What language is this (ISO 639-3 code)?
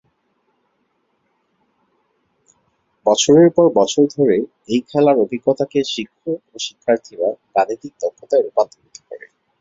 ben